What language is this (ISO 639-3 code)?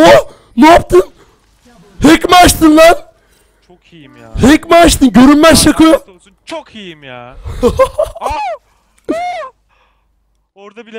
tur